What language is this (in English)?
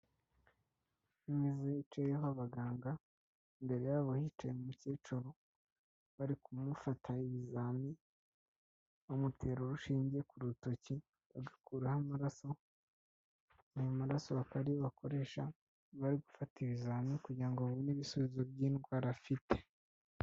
Kinyarwanda